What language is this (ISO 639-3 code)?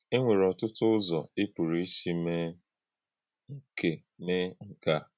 ibo